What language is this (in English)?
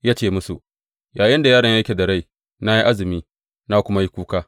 Hausa